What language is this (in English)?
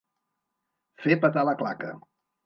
Catalan